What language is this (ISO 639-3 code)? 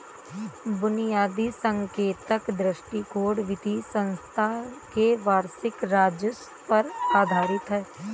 hin